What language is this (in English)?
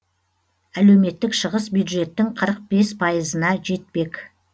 Kazakh